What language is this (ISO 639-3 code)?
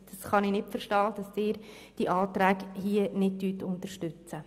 gsw